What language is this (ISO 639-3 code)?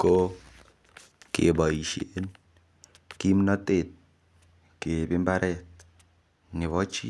kln